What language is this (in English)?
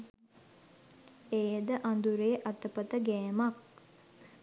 Sinhala